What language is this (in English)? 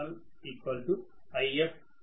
Telugu